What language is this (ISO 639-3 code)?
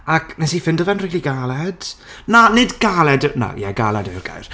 cym